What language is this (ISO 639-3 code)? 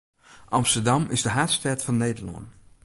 fry